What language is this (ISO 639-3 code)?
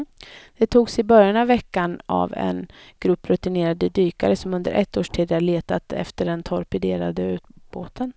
swe